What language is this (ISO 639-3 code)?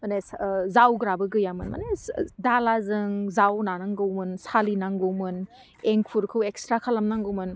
brx